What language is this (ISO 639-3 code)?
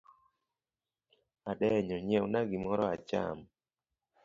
luo